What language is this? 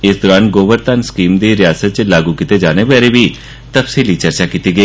Dogri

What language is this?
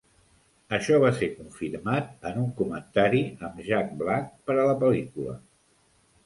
Catalan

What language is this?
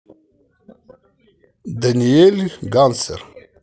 Russian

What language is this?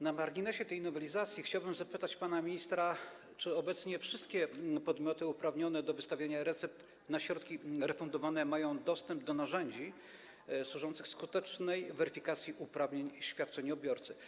Polish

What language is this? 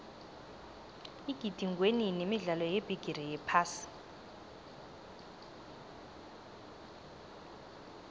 South Ndebele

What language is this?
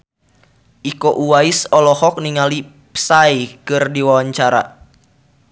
Sundanese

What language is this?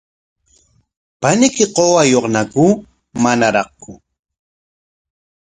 Corongo Ancash Quechua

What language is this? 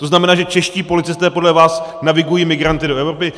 Czech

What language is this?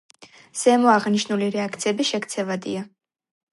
Georgian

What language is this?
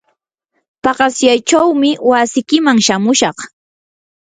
Yanahuanca Pasco Quechua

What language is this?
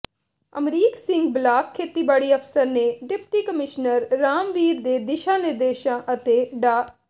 Punjabi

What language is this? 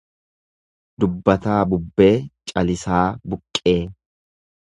Oromo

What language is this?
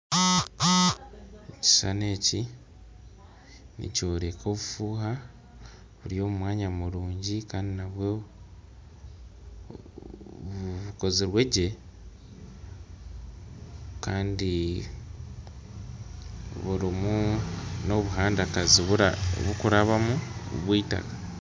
Nyankole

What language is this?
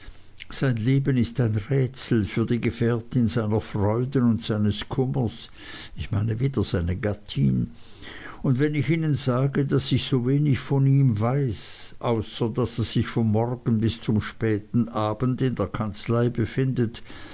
German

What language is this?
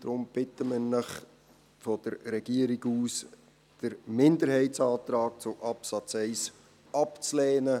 Swiss German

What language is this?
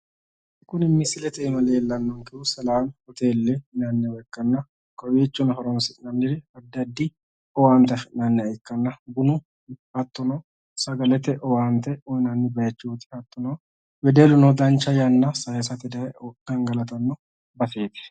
Sidamo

